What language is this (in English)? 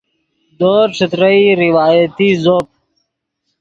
Yidgha